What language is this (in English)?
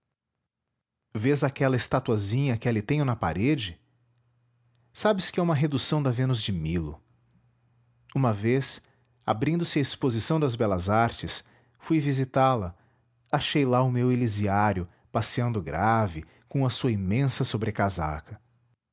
Portuguese